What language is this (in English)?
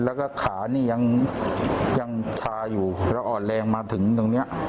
Thai